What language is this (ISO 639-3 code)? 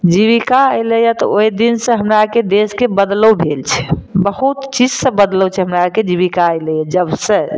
mai